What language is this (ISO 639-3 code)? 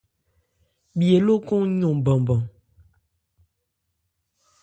ebr